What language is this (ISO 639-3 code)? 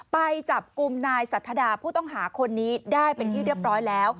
tha